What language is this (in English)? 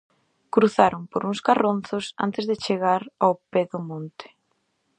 Galician